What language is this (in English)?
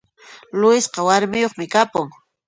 Puno Quechua